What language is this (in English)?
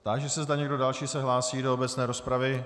Czech